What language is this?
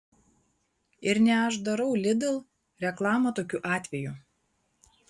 Lithuanian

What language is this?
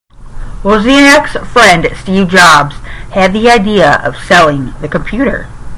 English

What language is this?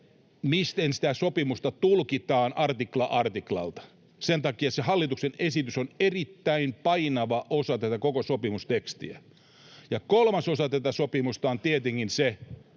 Finnish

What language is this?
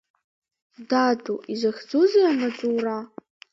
Abkhazian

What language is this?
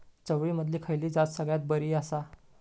Marathi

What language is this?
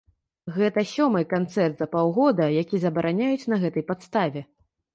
Belarusian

